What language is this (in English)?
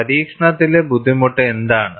Malayalam